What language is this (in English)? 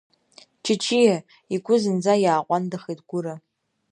Abkhazian